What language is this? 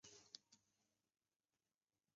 Chinese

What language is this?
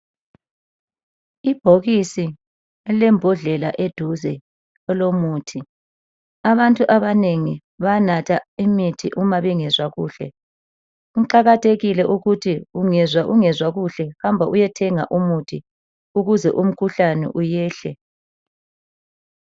North Ndebele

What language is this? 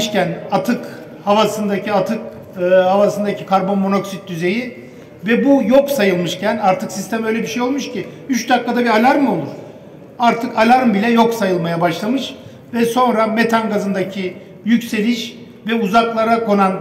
Turkish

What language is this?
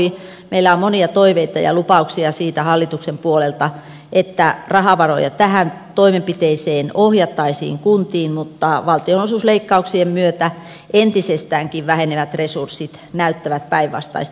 Finnish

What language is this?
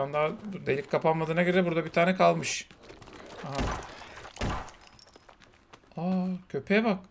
Turkish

